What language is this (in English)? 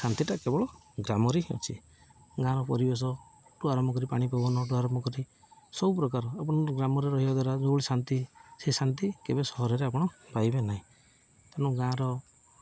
Odia